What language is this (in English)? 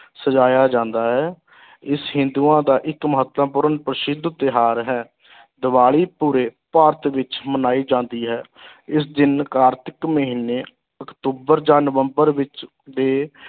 Punjabi